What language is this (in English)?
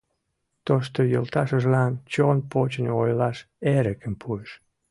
Mari